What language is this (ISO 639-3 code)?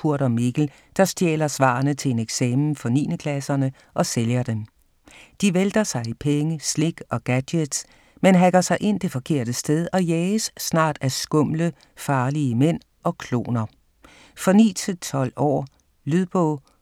dan